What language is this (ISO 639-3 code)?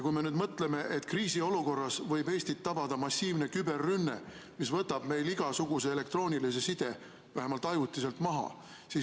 est